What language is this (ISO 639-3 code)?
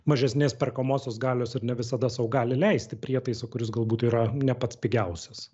lit